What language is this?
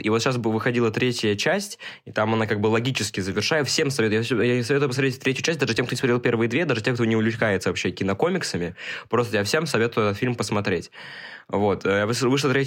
Russian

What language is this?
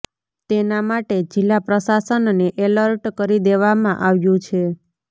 Gujarati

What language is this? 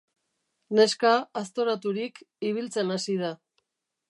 Basque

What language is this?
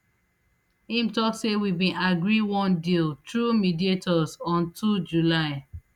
Nigerian Pidgin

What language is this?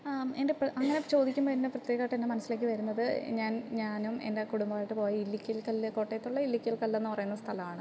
Malayalam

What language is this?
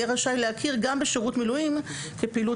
Hebrew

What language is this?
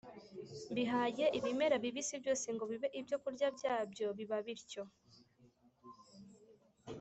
Kinyarwanda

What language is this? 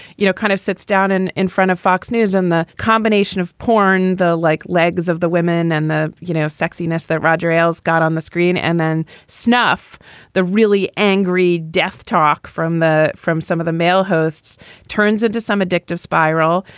English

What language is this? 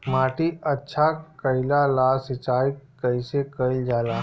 Bhojpuri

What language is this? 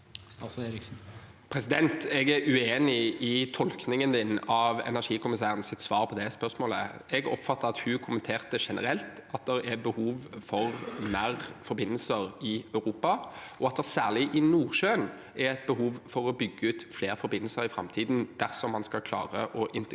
Norwegian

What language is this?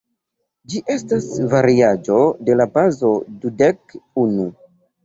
Esperanto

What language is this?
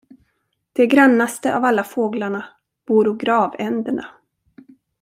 Swedish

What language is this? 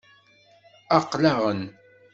Kabyle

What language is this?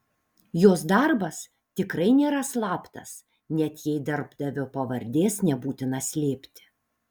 Lithuanian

